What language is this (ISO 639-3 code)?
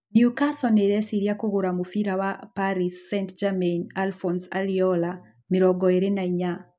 kik